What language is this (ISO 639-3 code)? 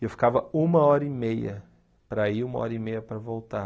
por